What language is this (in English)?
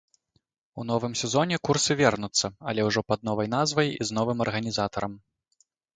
Belarusian